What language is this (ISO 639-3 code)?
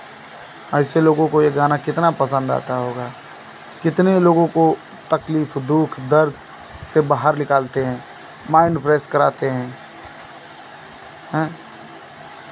hin